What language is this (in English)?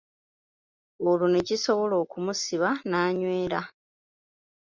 Ganda